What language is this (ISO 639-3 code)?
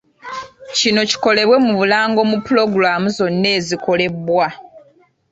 lug